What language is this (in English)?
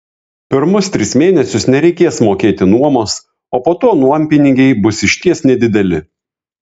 Lithuanian